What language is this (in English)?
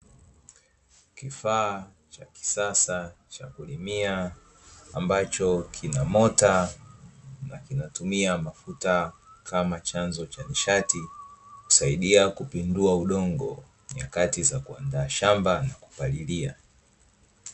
Swahili